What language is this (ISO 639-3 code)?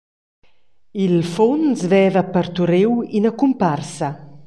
roh